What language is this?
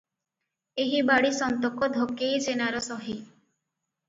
Odia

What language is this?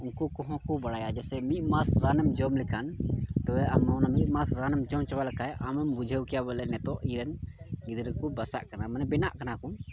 Santali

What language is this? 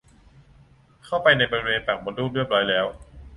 Thai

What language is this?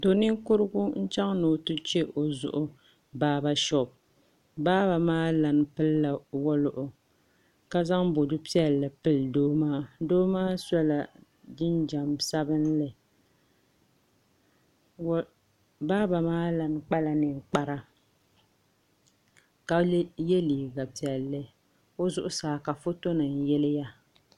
Dagbani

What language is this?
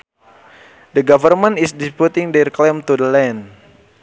Sundanese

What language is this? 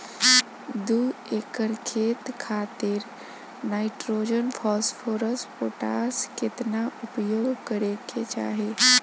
Bhojpuri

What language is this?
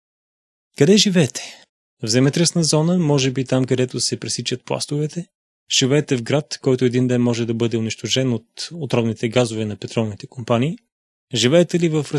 Bulgarian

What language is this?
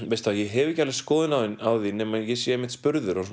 Icelandic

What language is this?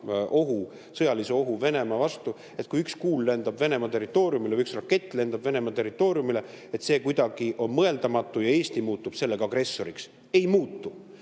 Estonian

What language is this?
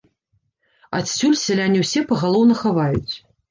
Belarusian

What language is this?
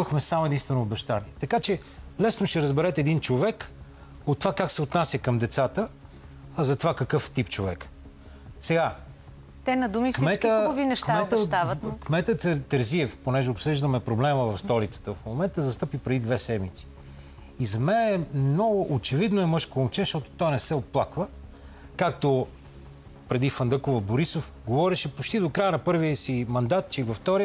Bulgarian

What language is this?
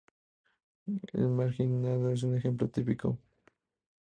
Spanish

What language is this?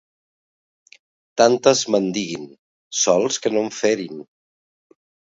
Catalan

